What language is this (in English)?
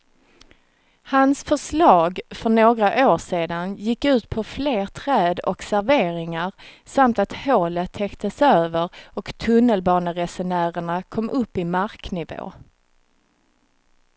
Swedish